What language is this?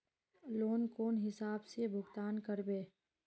Magahi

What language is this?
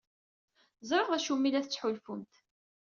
Kabyle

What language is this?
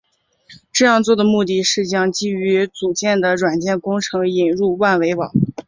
Chinese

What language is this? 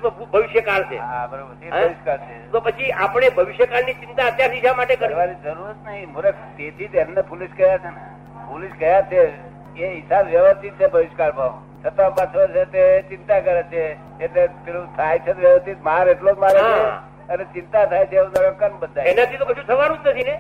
Gujarati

